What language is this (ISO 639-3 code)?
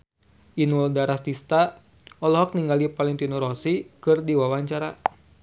sun